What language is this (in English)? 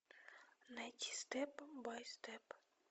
Russian